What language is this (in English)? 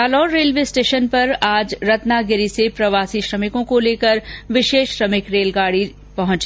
Hindi